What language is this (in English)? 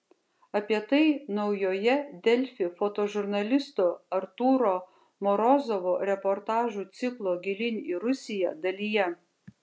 Lithuanian